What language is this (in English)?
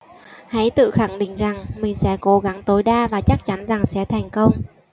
Vietnamese